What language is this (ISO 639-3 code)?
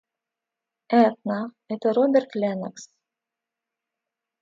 rus